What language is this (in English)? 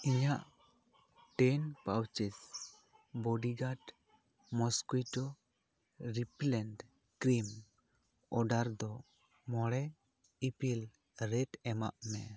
Santali